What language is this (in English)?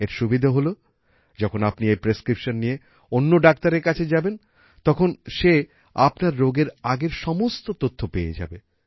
Bangla